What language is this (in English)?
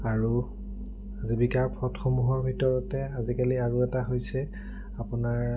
Assamese